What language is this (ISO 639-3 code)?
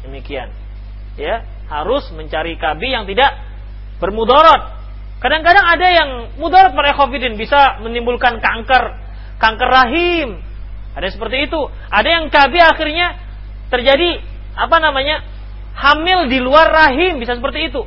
ind